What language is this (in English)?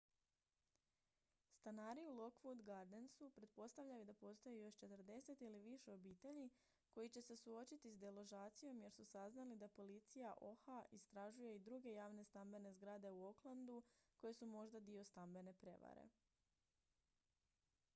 Croatian